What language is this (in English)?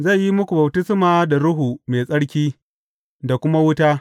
Hausa